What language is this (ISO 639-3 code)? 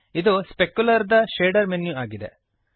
kan